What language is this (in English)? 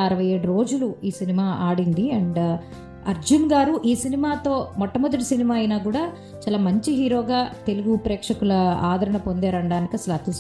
Telugu